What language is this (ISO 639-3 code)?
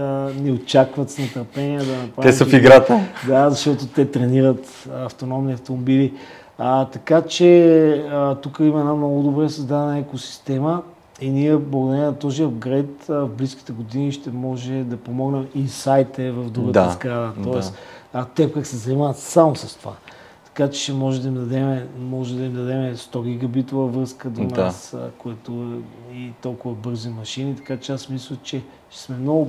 bul